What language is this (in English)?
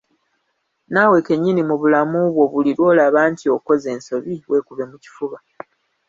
Ganda